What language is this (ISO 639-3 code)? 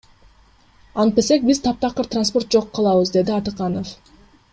kir